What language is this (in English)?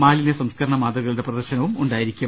Malayalam